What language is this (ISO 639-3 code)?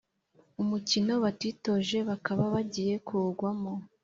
kin